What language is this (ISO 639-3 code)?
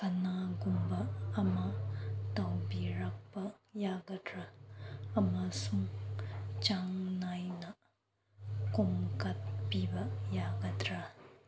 mni